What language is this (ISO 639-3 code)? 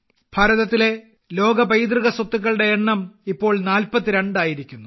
mal